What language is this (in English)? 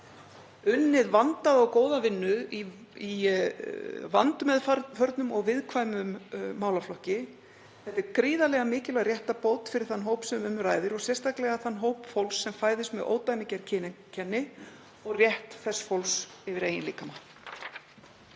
Icelandic